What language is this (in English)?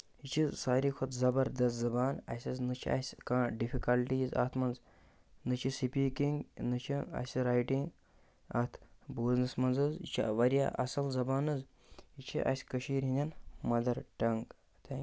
Kashmiri